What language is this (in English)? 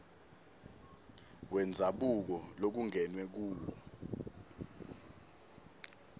Swati